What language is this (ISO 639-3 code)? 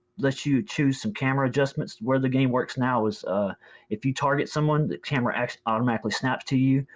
eng